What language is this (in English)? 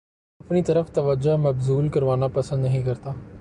Urdu